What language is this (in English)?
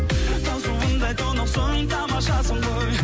Kazakh